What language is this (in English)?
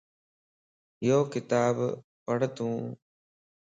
Lasi